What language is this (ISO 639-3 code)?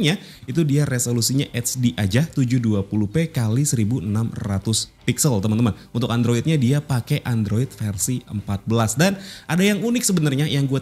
ind